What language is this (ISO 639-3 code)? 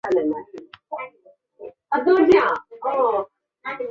zho